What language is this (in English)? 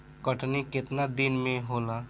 Bhojpuri